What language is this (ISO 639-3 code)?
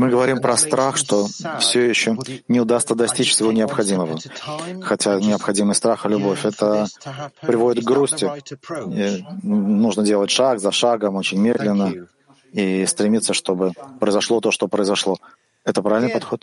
rus